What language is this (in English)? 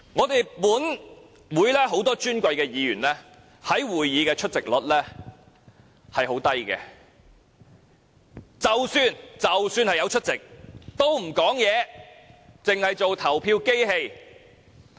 Cantonese